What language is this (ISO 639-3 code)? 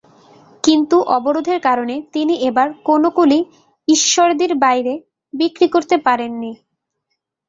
ben